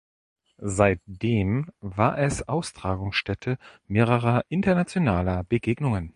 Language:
German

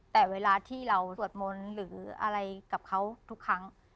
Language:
Thai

